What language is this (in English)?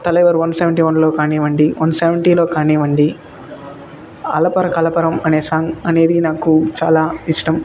Telugu